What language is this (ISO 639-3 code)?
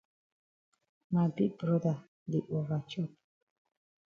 wes